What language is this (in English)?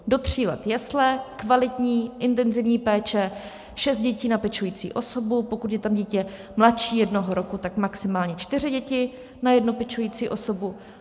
Czech